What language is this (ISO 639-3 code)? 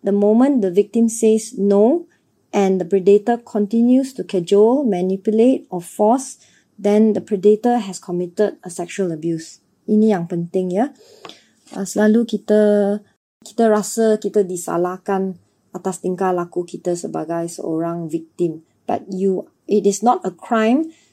msa